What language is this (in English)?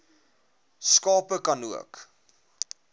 Afrikaans